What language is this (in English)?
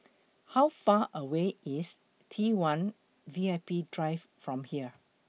English